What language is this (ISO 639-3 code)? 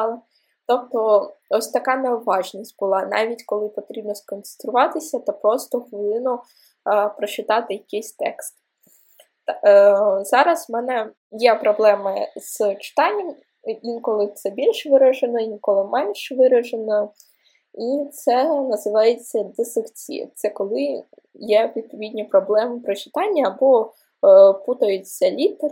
ukr